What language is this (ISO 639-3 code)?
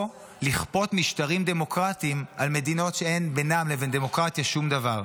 heb